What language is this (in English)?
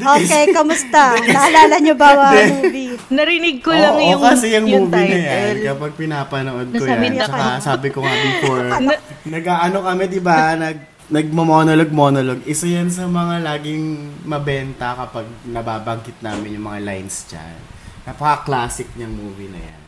Filipino